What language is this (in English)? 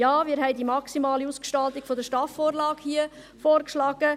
Swiss German